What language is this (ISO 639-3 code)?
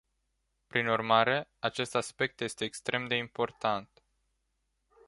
ron